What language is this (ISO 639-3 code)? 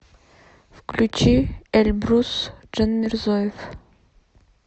rus